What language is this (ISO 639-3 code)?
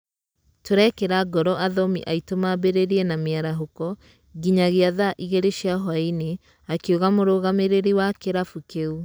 kik